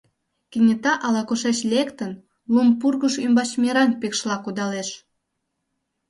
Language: Mari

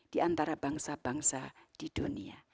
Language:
Indonesian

